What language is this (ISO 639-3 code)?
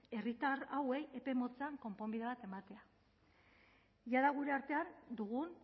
eus